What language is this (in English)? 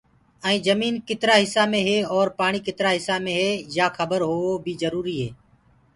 Gurgula